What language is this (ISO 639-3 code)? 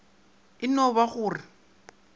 nso